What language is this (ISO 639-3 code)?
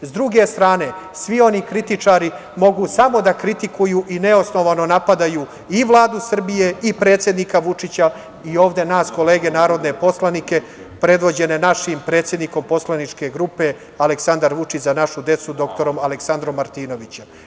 srp